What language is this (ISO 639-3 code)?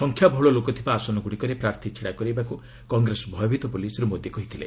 ori